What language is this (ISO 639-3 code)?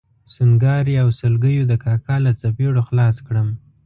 pus